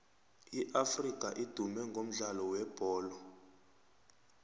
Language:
South Ndebele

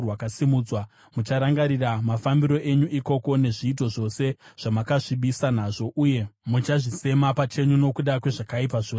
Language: Shona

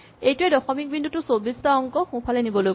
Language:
Assamese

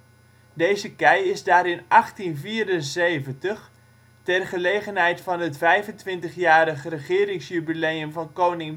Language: Dutch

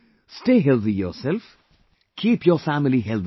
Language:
English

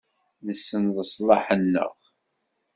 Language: Kabyle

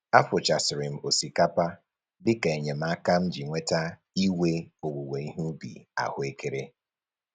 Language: Igbo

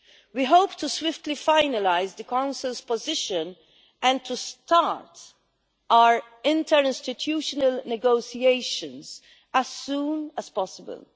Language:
English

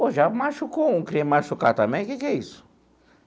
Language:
Portuguese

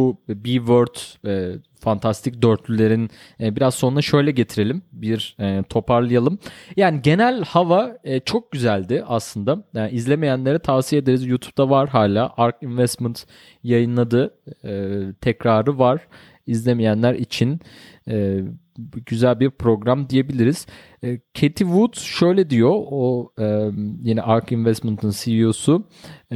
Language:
Turkish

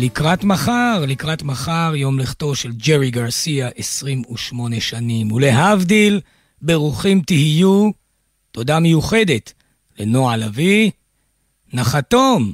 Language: Hebrew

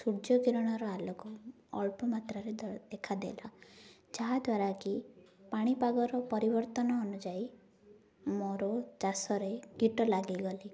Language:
Odia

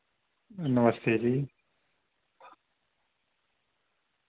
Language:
Dogri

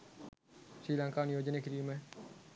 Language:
Sinhala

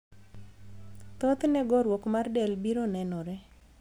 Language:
Luo (Kenya and Tanzania)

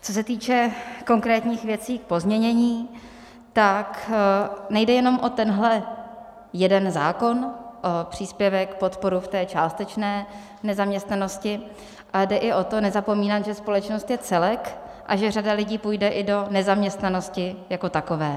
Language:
Czech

